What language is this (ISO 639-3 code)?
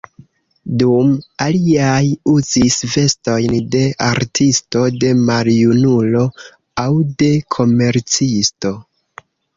epo